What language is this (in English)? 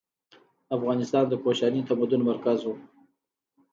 Pashto